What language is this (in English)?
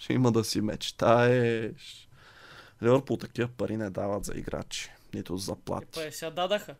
Bulgarian